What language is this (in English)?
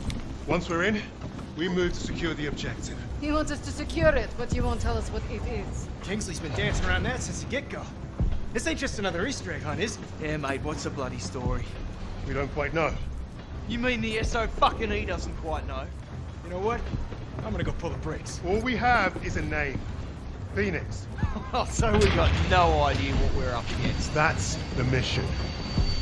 English